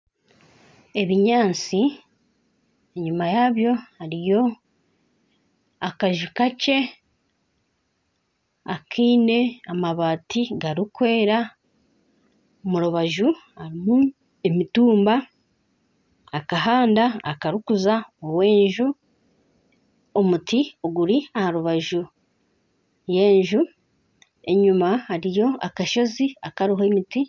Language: Nyankole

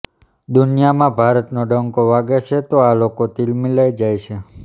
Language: Gujarati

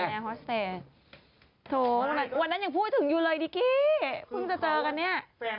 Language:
Thai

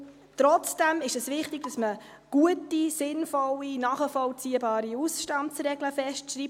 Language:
Swiss German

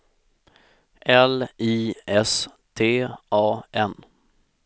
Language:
Swedish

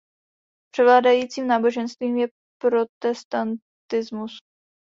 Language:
Czech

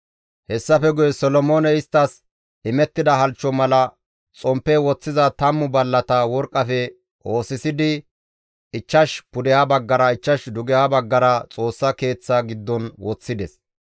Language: Gamo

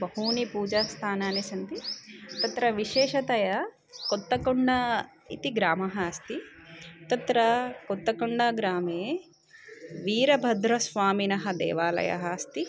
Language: Sanskrit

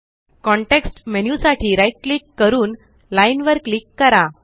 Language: Marathi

